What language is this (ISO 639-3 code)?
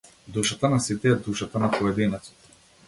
mkd